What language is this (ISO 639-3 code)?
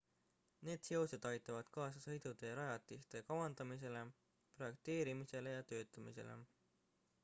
est